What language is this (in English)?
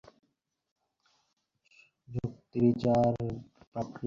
Bangla